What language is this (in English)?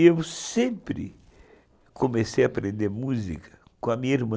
Portuguese